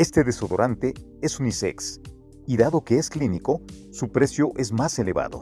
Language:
Spanish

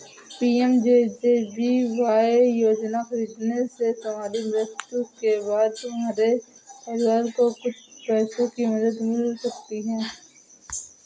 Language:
Hindi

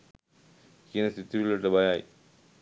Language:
Sinhala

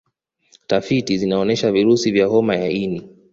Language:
Swahili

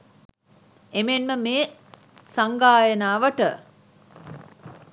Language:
Sinhala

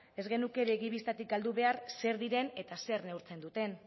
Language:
Basque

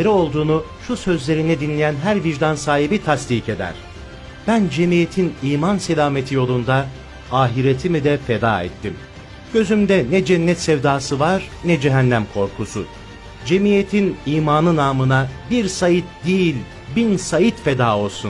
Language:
Turkish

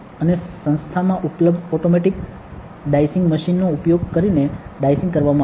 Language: Gujarati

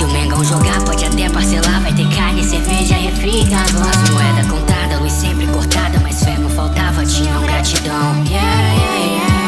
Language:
Portuguese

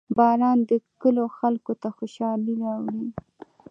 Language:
Pashto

